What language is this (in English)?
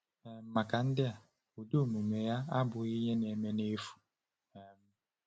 Igbo